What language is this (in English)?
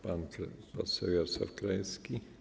Polish